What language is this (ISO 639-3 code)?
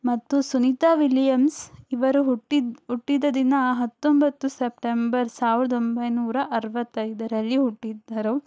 kan